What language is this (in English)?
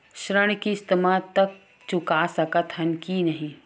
Chhattisgarhi